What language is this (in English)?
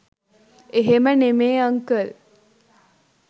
Sinhala